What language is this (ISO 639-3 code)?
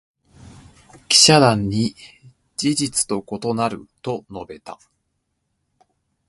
jpn